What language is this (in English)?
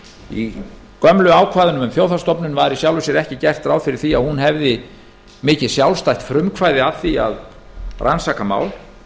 Icelandic